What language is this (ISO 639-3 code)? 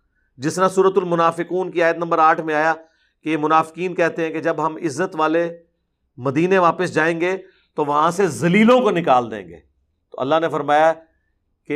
urd